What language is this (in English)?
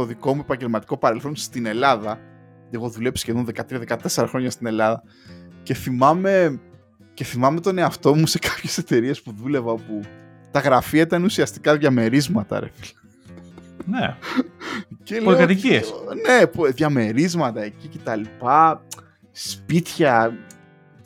Greek